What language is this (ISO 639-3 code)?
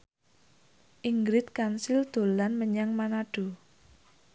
jav